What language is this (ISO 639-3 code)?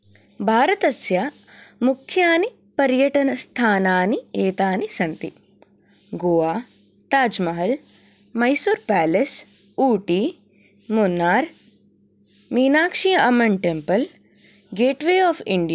san